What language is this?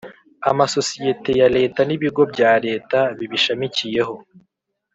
Kinyarwanda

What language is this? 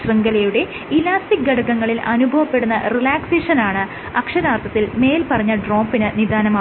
Malayalam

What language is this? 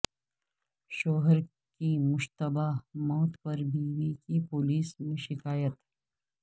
Urdu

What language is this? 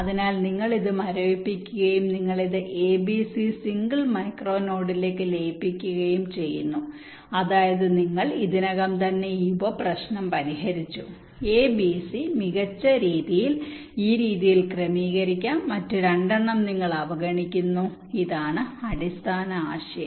Malayalam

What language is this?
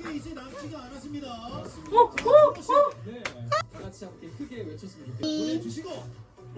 Korean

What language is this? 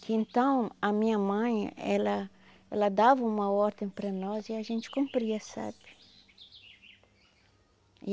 Portuguese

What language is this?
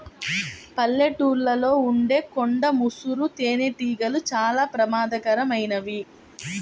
Telugu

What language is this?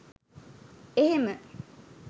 Sinhala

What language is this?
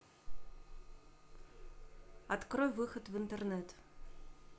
Russian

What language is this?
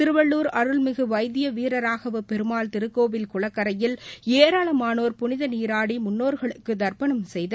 Tamil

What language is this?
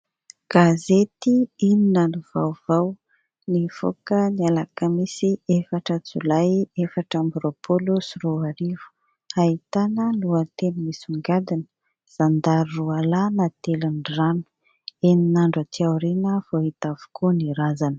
Malagasy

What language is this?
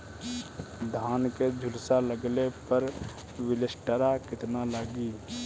Bhojpuri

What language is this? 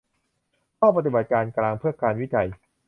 Thai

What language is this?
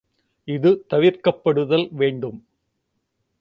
Tamil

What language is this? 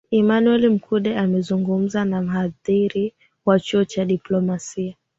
Swahili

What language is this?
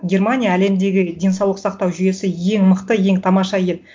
Kazakh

